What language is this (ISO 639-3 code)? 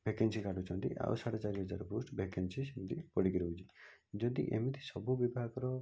ori